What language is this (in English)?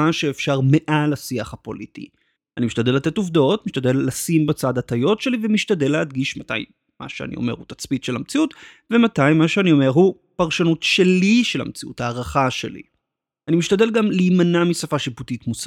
Hebrew